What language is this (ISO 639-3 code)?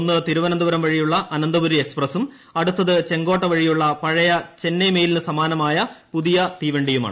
mal